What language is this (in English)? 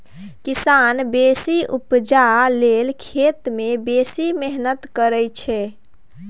Maithili